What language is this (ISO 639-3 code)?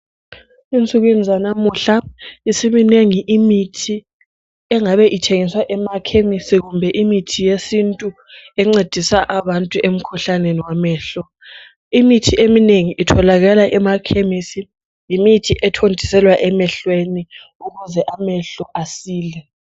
nde